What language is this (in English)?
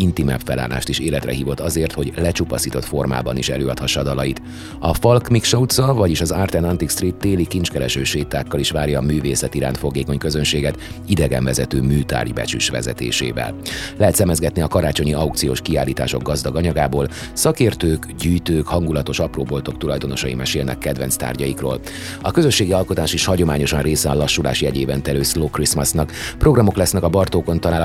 Hungarian